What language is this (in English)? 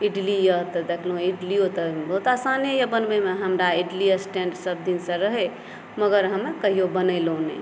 Maithili